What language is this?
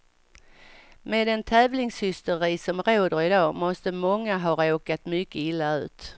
Swedish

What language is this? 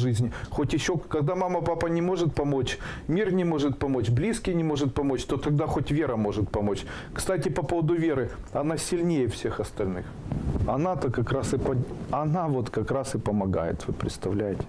Russian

